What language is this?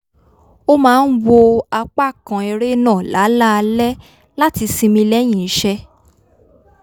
Yoruba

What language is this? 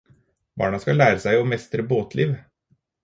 Norwegian Bokmål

